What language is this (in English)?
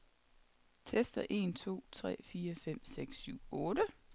Danish